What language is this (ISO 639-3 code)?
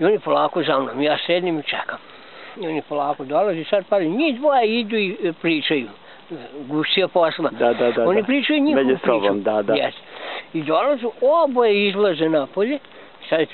pol